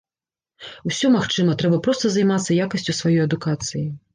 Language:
Belarusian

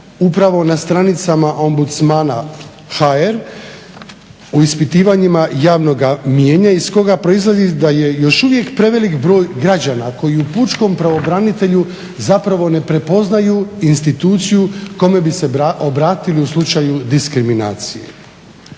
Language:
Croatian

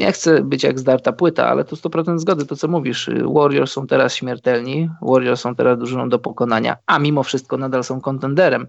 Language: Polish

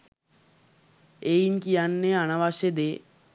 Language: Sinhala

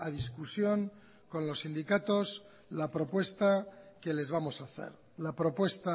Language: Spanish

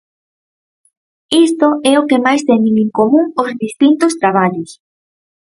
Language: Galician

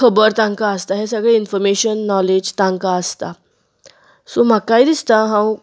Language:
Konkani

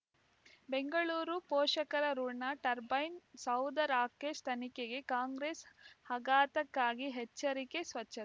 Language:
Kannada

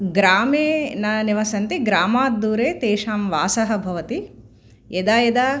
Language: Sanskrit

